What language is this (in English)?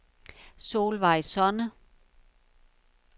Danish